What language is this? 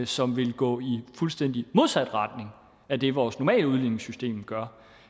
Danish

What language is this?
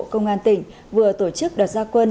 Vietnamese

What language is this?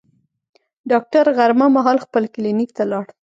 Pashto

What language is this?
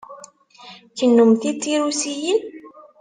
Kabyle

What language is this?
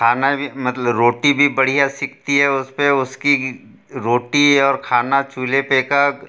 Hindi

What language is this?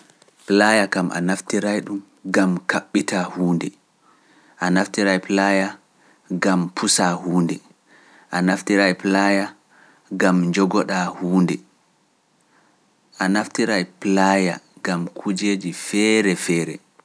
Pular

